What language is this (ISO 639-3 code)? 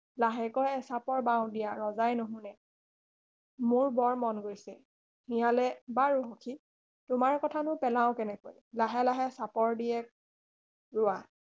asm